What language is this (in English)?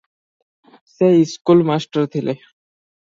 Odia